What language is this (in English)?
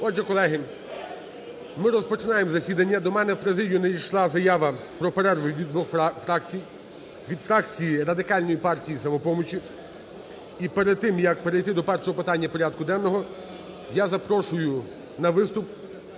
Ukrainian